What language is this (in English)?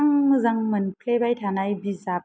Bodo